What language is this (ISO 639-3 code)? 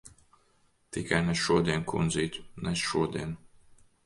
lav